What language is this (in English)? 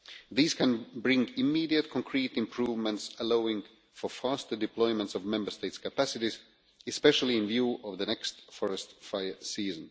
English